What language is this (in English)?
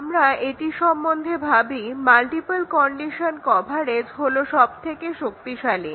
Bangla